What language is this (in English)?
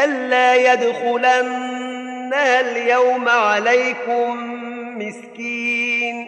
Arabic